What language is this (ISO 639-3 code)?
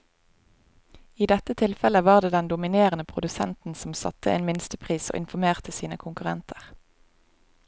nor